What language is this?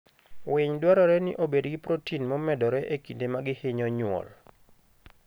Luo (Kenya and Tanzania)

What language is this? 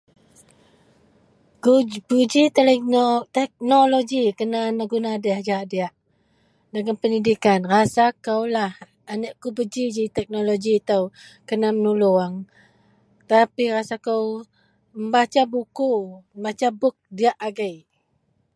Central Melanau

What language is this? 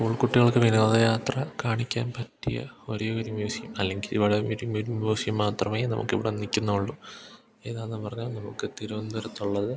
Malayalam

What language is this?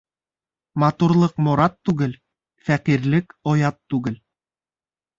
Bashkir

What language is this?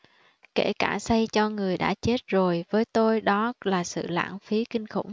Vietnamese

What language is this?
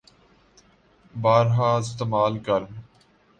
Urdu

